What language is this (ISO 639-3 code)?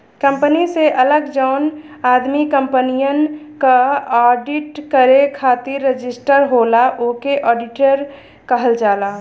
bho